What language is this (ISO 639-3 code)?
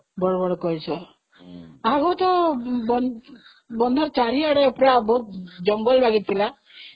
ori